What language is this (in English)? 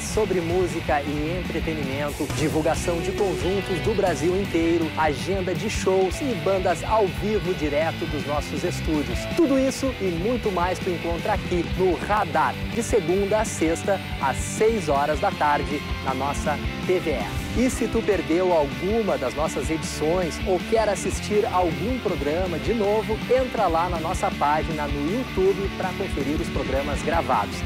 Portuguese